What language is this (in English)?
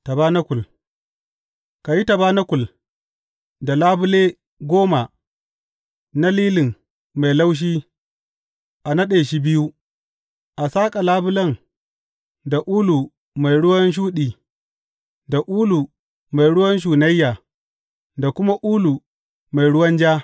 Hausa